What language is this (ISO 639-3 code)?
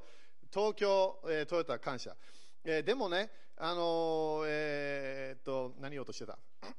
jpn